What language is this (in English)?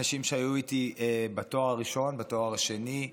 Hebrew